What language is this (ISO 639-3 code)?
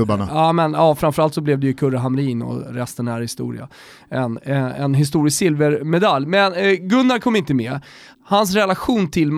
swe